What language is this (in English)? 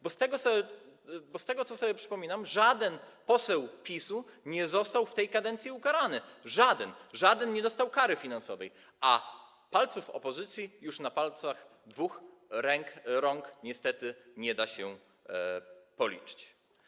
Polish